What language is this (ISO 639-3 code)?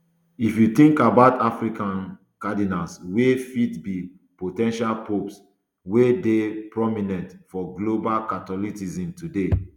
pcm